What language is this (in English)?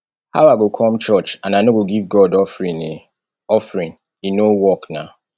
Nigerian Pidgin